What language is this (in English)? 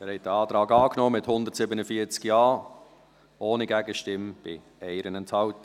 Swiss German